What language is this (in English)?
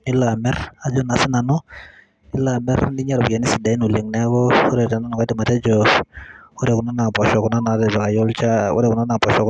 Masai